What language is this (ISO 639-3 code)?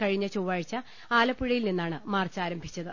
mal